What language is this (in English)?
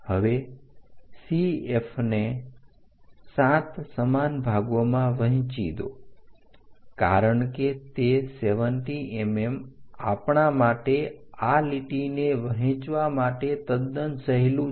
Gujarati